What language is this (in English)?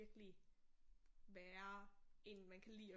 Danish